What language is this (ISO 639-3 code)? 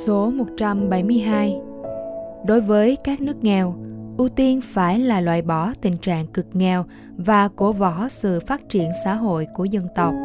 vie